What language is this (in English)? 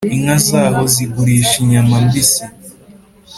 Kinyarwanda